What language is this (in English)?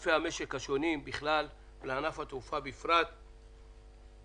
Hebrew